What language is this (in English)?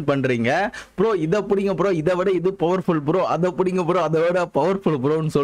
Tamil